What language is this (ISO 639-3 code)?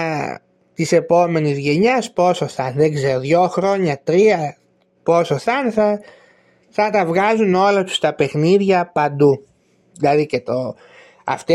ell